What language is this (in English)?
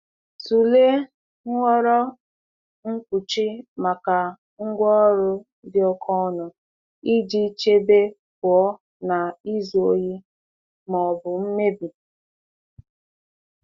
Igbo